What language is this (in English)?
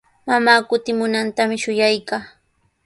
Sihuas Ancash Quechua